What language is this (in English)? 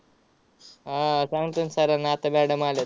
Marathi